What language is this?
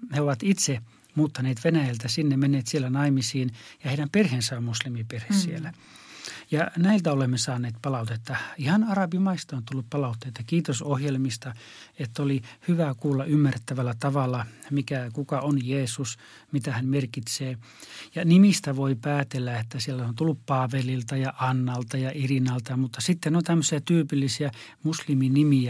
Finnish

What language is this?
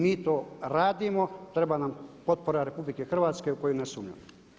Croatian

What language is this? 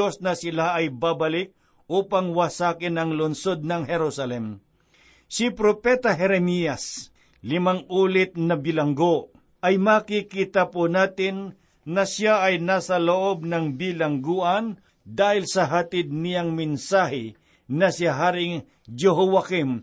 Filipino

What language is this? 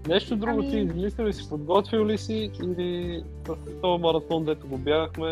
Bulgarian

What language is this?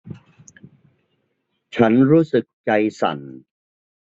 Thai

